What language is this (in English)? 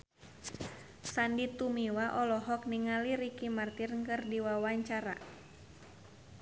Sundanese